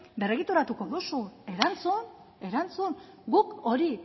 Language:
Basque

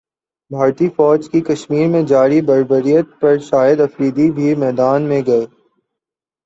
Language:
Urdu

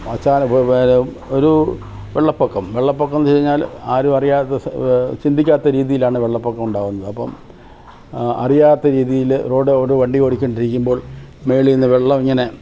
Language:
Malayalam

